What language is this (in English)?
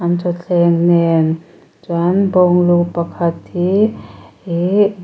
Mizo